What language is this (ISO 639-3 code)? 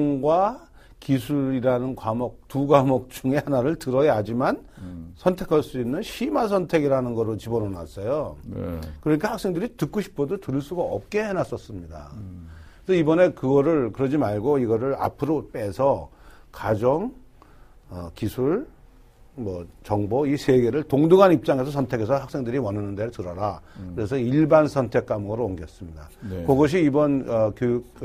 kor